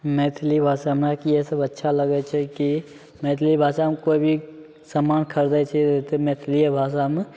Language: Maithili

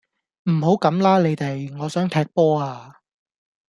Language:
Cantonese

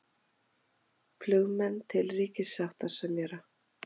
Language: Icelandic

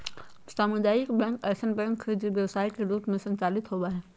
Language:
Magahi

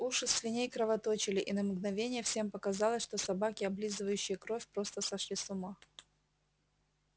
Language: Russian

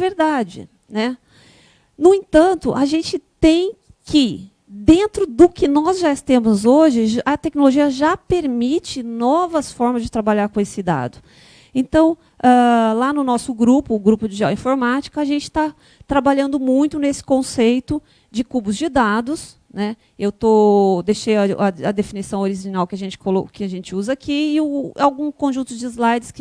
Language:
Portuguese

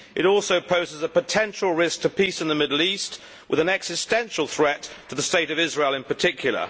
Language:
English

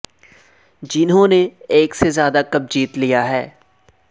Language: Urdu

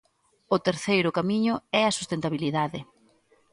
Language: Galician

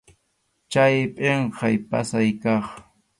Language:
Arequipa-La Unión Quechua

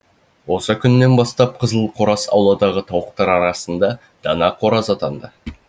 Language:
Kazakh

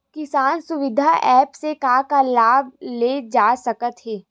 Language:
Chhattisgarhi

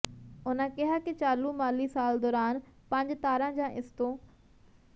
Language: Punjabi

